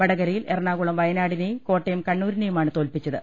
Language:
Malayalam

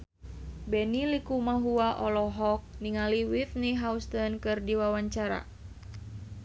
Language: Sundanese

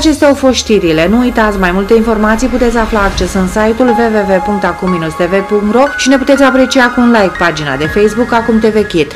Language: Romanian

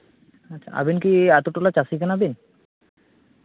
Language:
Santali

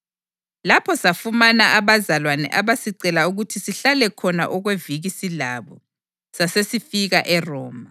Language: North Ndebele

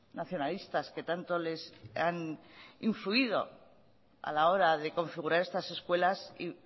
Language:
Spanish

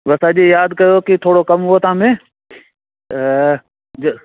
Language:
Sindhi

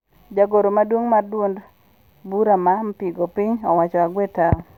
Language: Luo (Kenya and Tanzania)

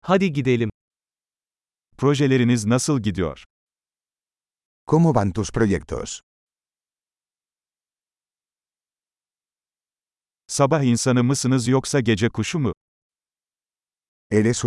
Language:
Turkish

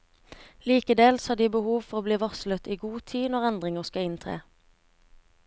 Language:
Norwegian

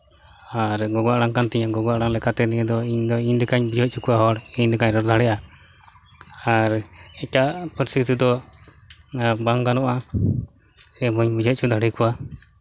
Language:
Santali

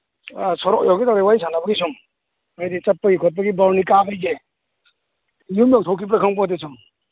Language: Manipuri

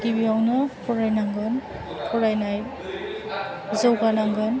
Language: Bodo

